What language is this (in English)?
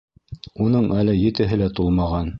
Bashkir